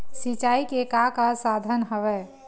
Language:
Chhattisgarhi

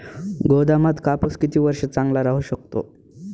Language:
Marathi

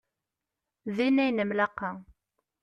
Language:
Kabyle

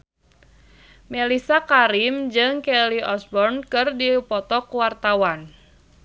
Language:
Sundanese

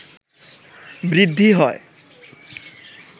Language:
Bangla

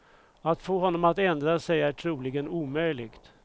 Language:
Swedish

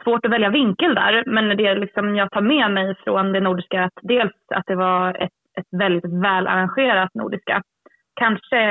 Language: Swedish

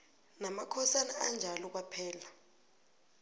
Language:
South Ndebele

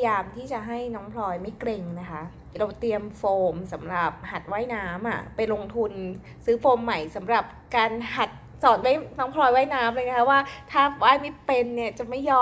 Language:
Thai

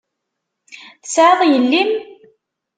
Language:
Kabyle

